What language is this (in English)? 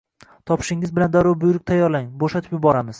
Uzbek